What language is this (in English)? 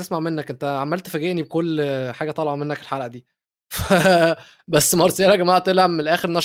Arabic